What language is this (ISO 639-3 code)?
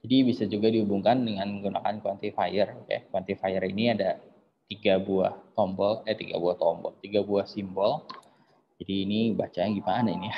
ind